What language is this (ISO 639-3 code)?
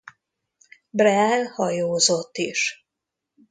hun